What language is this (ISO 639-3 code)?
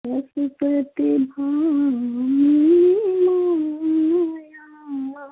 mai